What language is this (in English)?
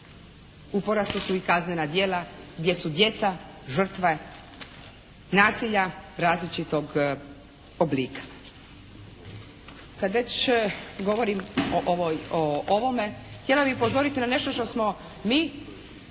Croatian